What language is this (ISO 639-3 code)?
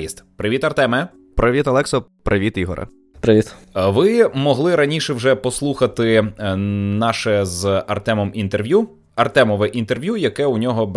ukr